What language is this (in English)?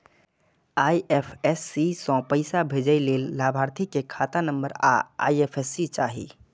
Maithili